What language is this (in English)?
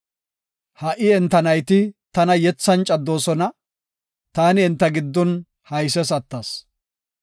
Gofa